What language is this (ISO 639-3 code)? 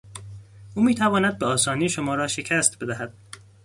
fas